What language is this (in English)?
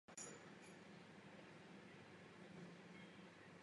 Czech